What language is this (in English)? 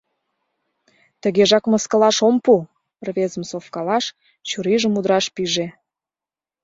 Mari